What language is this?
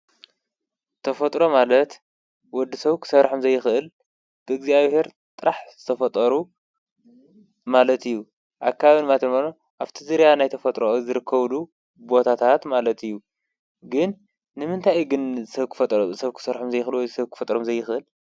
Tigrinya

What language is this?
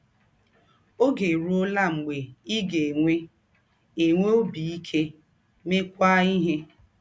Igbo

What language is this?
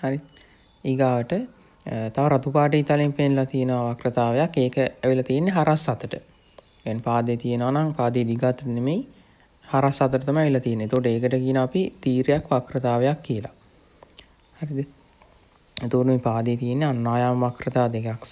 Indonesian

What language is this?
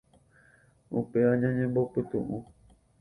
Guarani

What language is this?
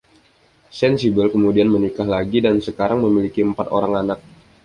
Indonesian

